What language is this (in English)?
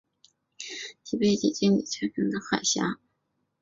Chinese